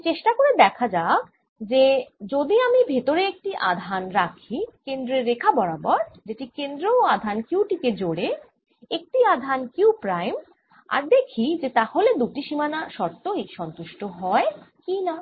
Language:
Bangla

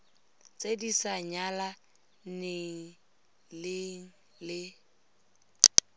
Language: Tswana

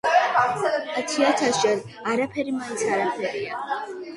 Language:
Georgian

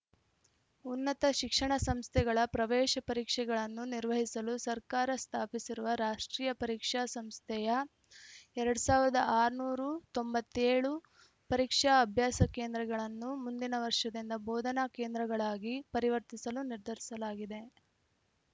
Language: Kannada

